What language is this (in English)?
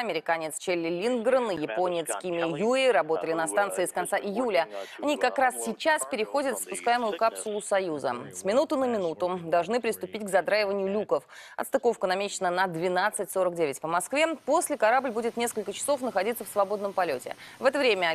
Russian